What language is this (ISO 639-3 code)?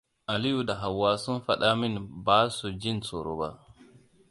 hau